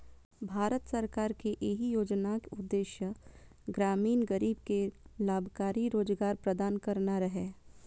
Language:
Maithili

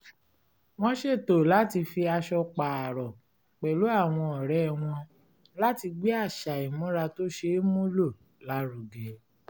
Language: Yoruba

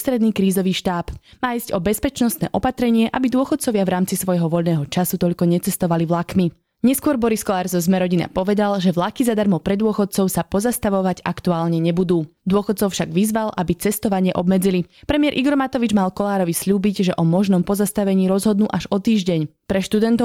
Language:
Slovak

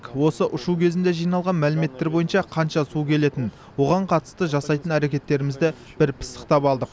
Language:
Kazakh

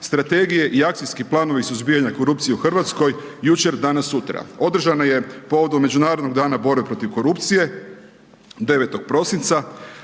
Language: Croatian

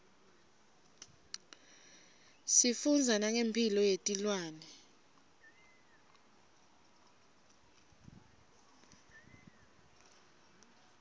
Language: Swati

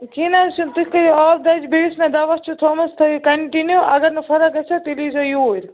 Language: Kashmiri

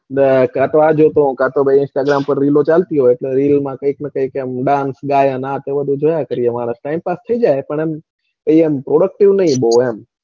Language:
Gujarati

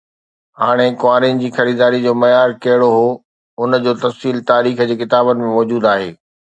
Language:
Sindhi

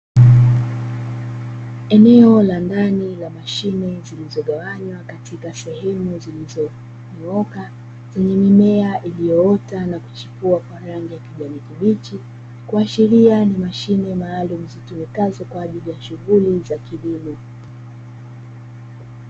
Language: Swahili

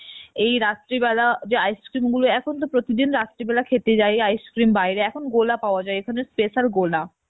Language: Bangla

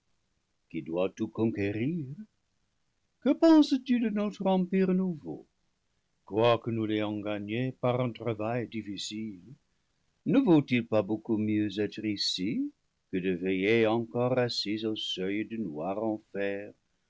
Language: French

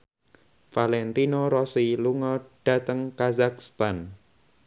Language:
Javanese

